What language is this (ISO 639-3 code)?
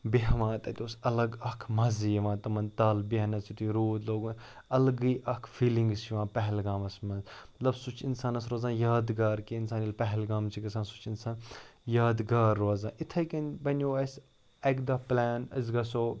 kas